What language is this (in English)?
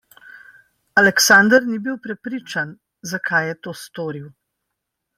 Slovenian